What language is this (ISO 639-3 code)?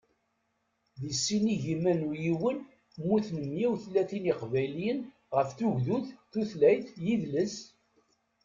kab